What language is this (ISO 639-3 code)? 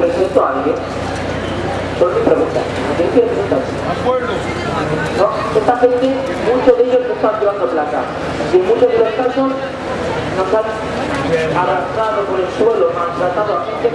spa